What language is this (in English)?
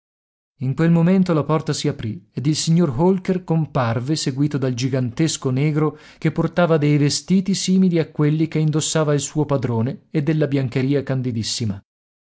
Italian